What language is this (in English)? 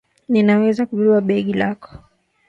Swahili